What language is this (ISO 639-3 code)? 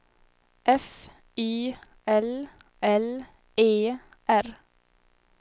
swe